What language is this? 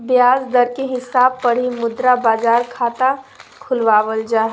Magahi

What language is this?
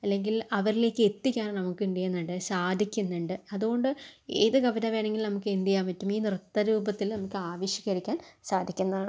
Malayalam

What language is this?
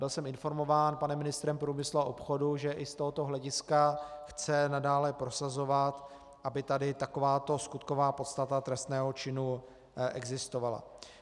Czech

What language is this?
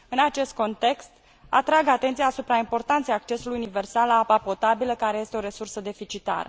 Romanian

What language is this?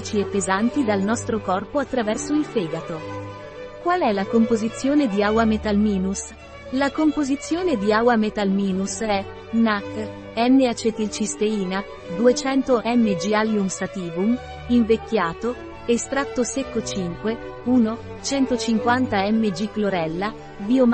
Italian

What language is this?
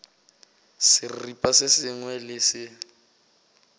Northern Sotho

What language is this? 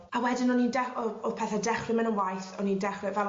Welsh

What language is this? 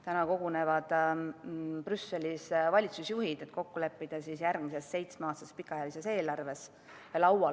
Estonian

